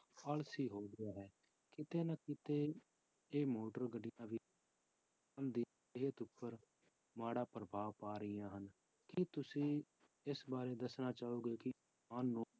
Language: Punjabi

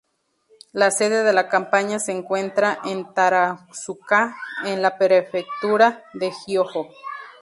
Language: Spanish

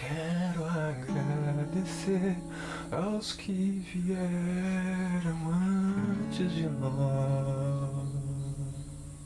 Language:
Portuguese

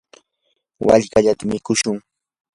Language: Yanahuanca Pasco Quechua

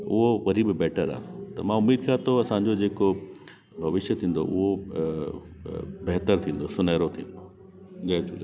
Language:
Sindhi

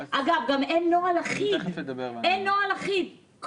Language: Hebrew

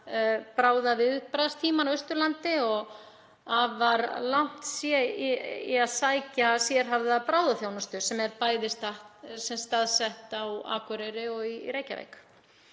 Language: Icelandic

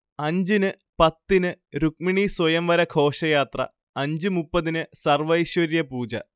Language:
Malayalam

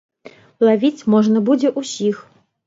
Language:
Belarusian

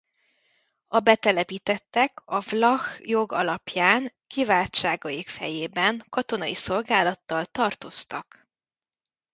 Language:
Hungarian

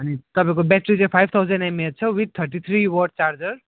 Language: Nepali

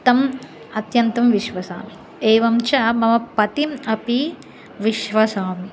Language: Sanskrit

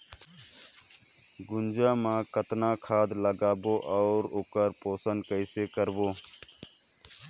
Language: Chhattisgarhi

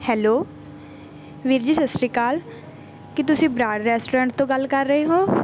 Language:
Punjabi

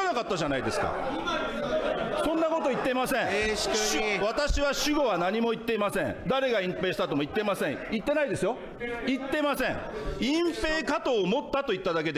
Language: Japanese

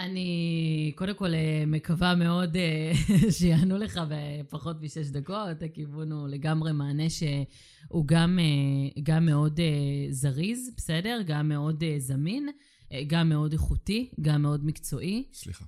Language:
Hebrew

